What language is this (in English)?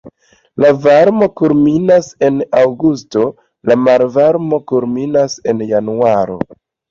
Esperanto